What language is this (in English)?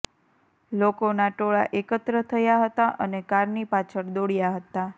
Gujarati